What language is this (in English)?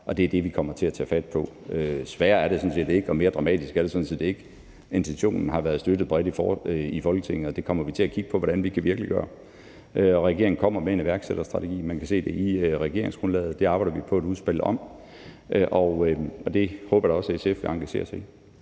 Danish